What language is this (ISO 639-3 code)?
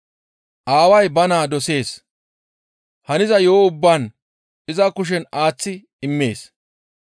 gmv